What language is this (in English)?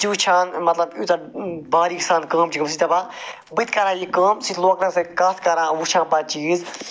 Kashmiri